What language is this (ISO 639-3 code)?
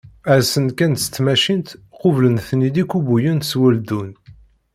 kab